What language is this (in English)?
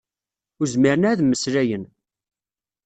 Kabyle